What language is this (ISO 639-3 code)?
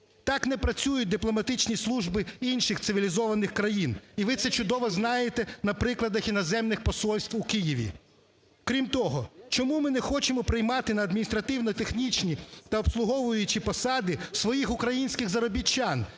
ukr